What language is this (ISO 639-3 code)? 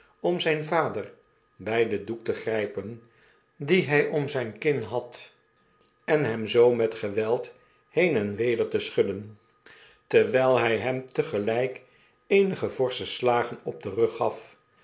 nld